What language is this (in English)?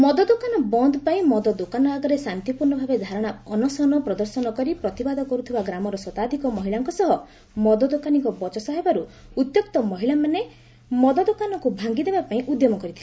Odia